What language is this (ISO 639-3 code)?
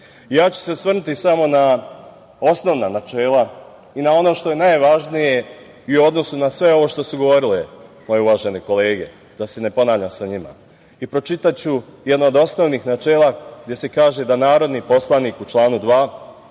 srp